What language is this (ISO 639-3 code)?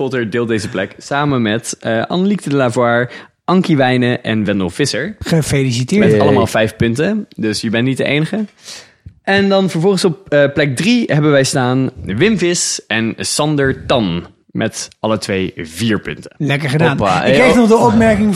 nld